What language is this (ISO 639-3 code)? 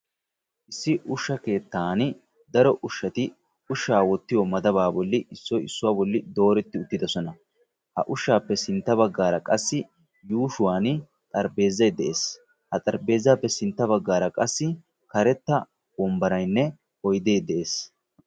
wal